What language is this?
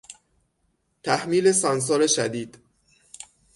Persian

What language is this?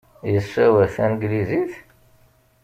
Kabyle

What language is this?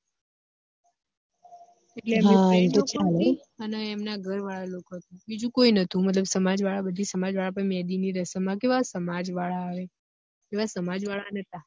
Gujarati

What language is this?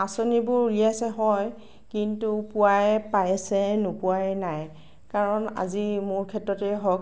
Assamese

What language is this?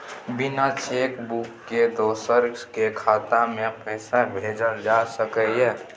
Maithili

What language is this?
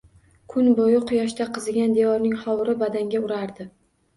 Uzbek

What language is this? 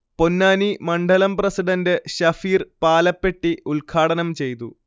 Malayalam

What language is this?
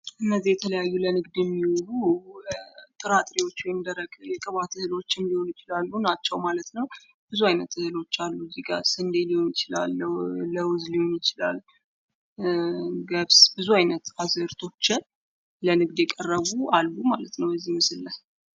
Amharic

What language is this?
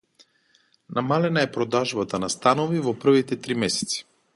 Macedonian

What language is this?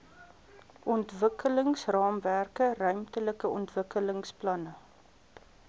Afrikaans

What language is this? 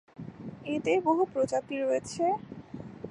Bangla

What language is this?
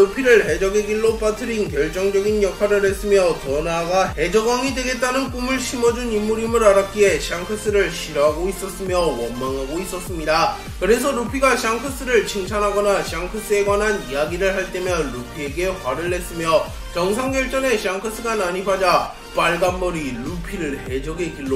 Korean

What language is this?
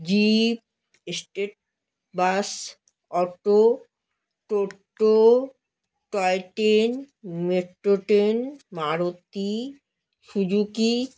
Bangla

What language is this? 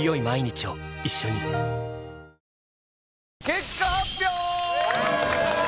Japanese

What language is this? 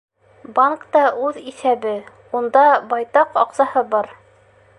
Bashkir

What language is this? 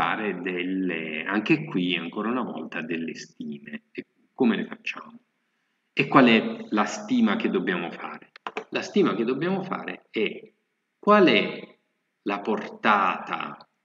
Italian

